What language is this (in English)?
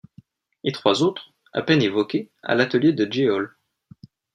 French